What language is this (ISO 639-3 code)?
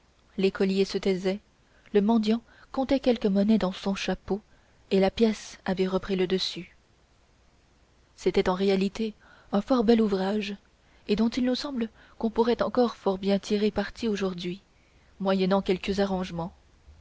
fra